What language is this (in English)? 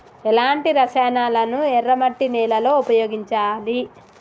Telugu